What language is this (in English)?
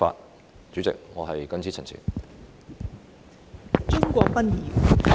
Cantonese